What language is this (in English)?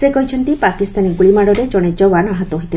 Odia